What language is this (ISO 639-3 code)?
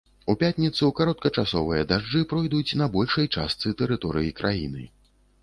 bel